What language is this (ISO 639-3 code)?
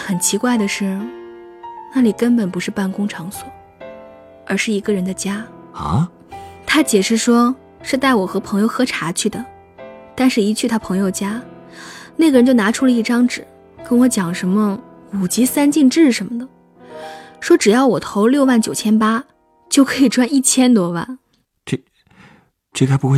zho